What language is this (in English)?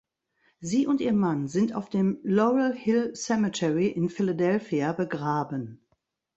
German